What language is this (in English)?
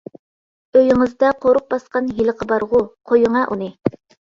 Uyghur